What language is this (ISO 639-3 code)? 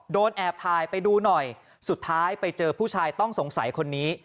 tha